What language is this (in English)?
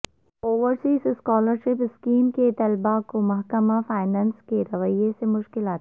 Urdu